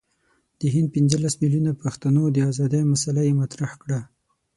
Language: Pashto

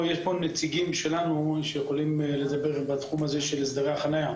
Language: Hebrew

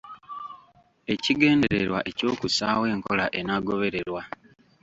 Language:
Ganda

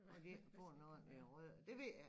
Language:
Danish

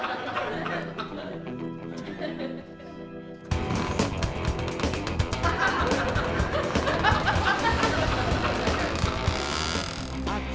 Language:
Indonesian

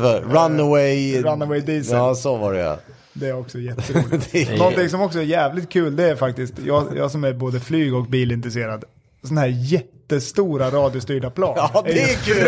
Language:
Swedish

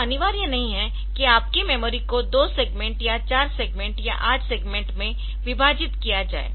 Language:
Hindi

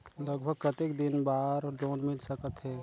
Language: Chhattisgarhi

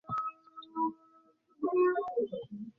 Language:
Bangla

